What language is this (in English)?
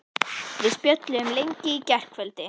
Icelandic